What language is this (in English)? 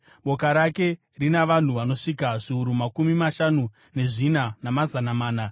Shona